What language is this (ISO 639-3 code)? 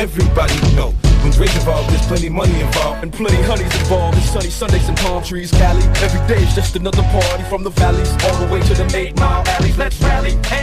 fas